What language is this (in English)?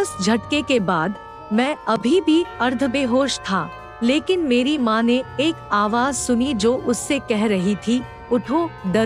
Hindi